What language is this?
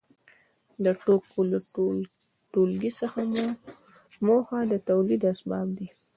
Pashto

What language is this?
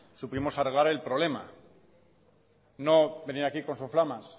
Spanish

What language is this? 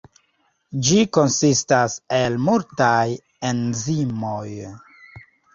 Esperanto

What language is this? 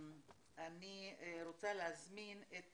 Hebrew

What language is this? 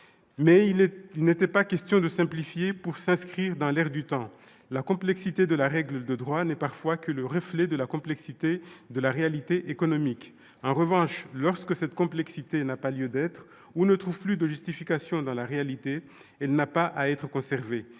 French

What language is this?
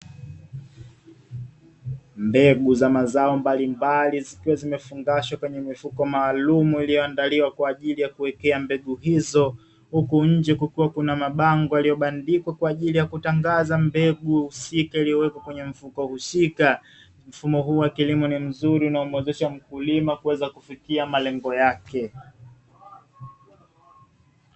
Swahili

